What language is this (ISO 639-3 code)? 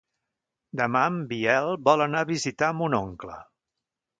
cat